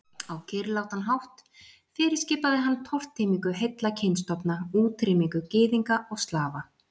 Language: Icelandic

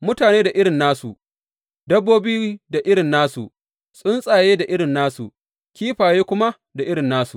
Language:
Hausa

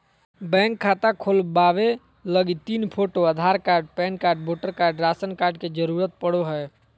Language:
Magahi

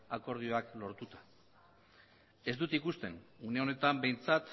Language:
Basque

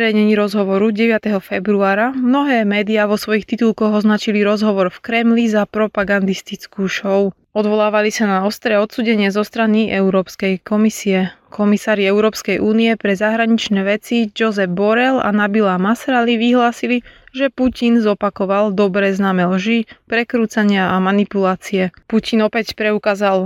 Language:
Slovak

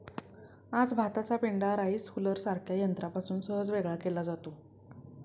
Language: Marathi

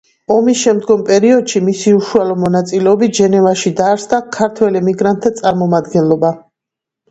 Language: Georgian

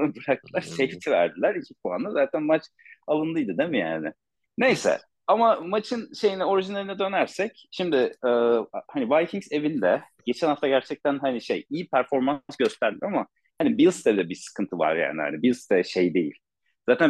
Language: Turkish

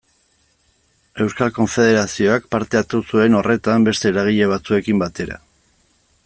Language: Basque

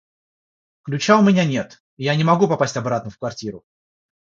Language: Russian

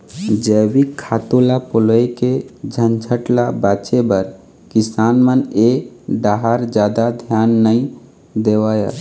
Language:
Chhattisgarhi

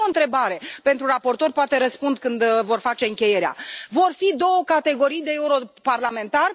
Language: Romanian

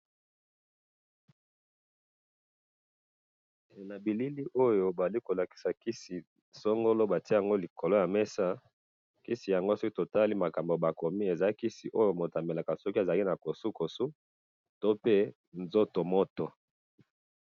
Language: Lingala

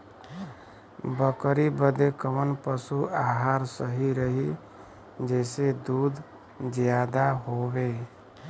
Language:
Bhojpuri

